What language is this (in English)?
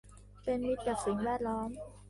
Thai